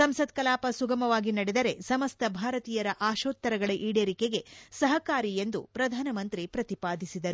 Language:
Kannada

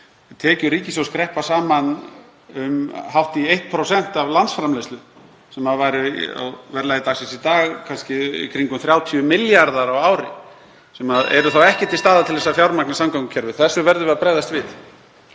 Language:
Icelandic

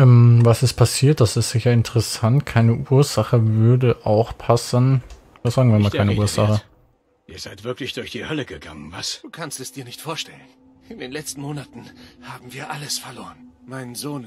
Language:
German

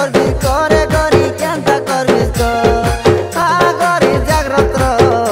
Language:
Hindi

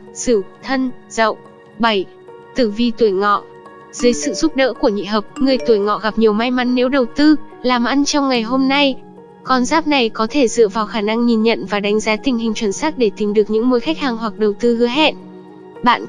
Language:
Vietnamese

